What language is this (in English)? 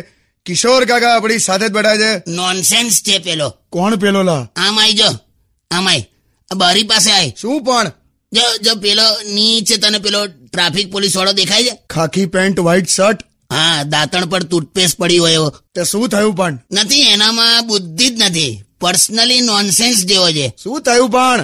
Hindi